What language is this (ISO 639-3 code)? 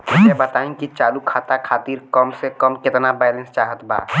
bho